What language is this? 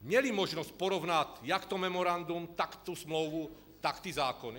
Czech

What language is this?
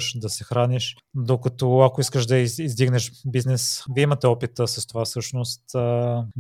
Bulgarian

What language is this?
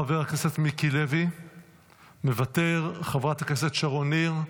Hebrew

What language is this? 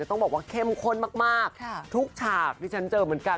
Thai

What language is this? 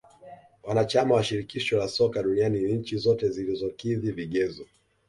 Swahili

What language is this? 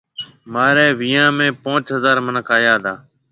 Marwari (Pakistan)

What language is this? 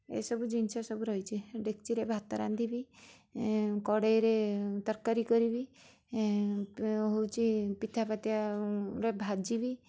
Odia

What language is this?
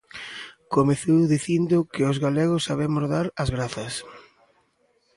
Galician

